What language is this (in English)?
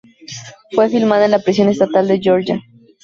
Spanish